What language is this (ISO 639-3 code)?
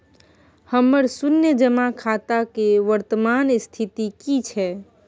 mai